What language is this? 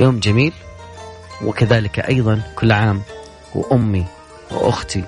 Arabic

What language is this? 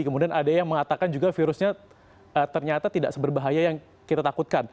Indonesian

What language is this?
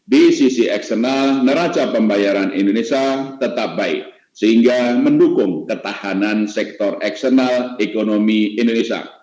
Indonesian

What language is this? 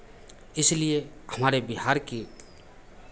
Hindi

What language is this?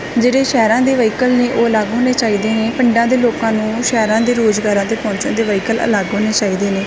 Punjabi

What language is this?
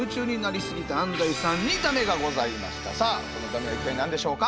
Japanese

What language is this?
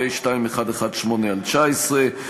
Hebrew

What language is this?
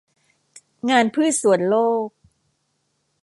Thai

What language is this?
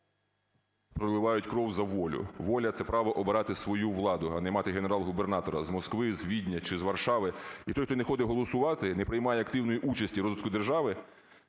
Ukrainian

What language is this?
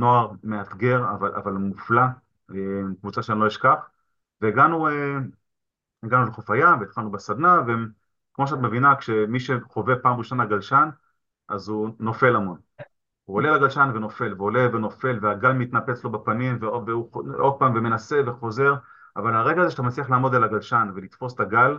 Hebrew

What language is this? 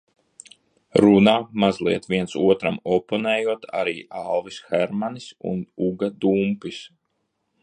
Latvian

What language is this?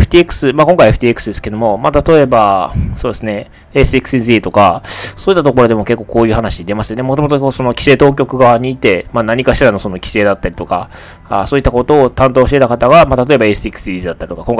Japanese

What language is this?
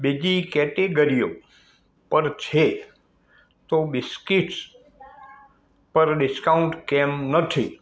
Gujarati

